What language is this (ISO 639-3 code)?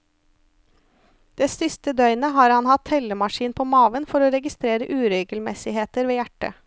nor